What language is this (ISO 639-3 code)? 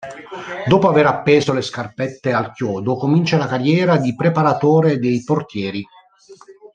ita